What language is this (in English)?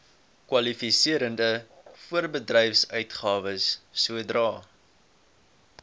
Afrikaans